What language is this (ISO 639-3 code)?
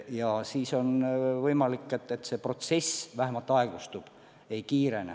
est